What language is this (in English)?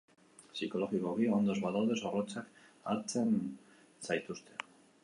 Basque